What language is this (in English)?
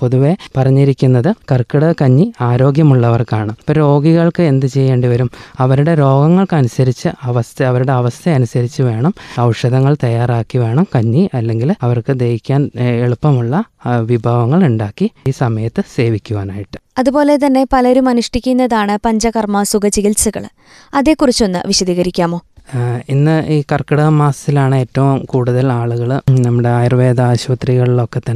Malayalam